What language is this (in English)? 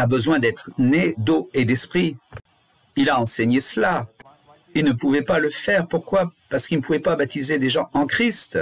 French